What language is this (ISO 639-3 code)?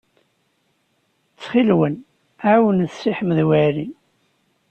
kab